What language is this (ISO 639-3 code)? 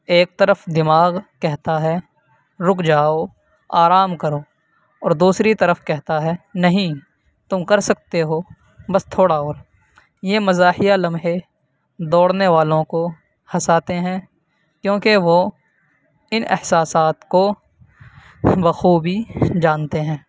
urd